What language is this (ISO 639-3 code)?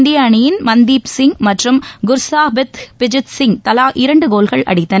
tam